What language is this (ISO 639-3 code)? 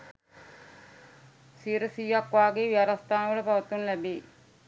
sin